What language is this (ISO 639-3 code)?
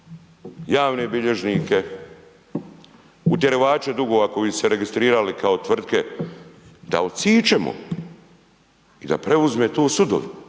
hrv